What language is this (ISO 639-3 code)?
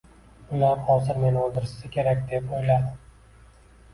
uzb